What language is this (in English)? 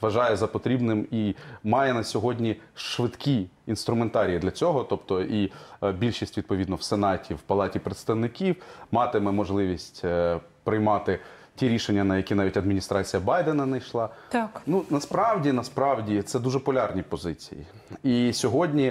Ukrainian